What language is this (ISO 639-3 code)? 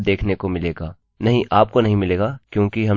hin